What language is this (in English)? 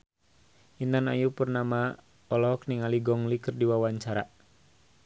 Sundanese